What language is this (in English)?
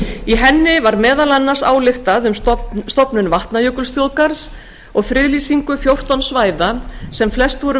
Icelandic